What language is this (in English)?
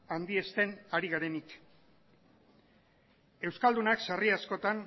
Basque